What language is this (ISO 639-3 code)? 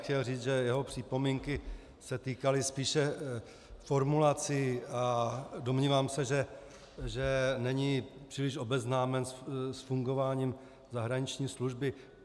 ces